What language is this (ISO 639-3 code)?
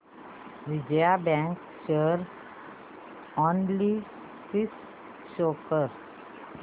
mar